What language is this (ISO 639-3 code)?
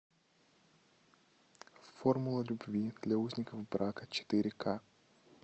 rus